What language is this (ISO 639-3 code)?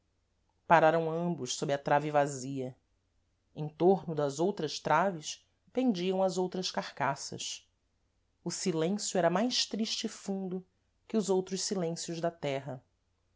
por